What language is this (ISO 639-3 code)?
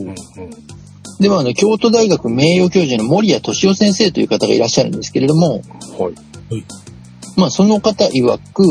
jpn